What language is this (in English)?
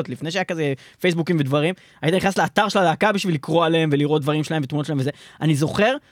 Hebrew